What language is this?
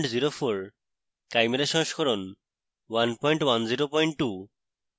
Bangla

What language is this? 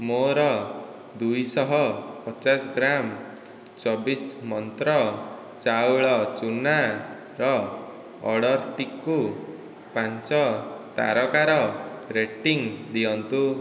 Odia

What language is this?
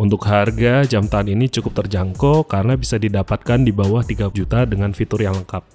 Indonesian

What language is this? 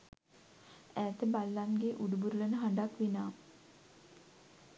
Sinhala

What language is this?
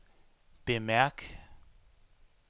Danish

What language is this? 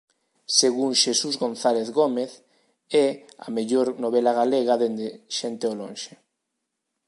Galician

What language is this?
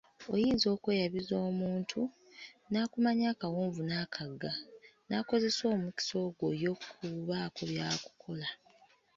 Ganda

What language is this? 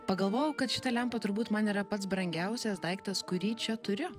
Lithuanian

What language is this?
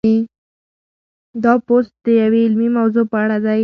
Pashto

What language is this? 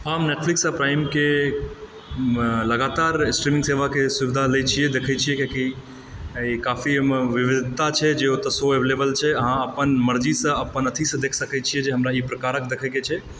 Maithili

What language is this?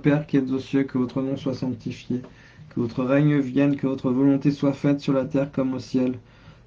French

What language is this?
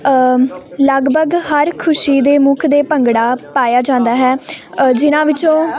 Punjabi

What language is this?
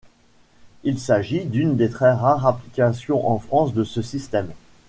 French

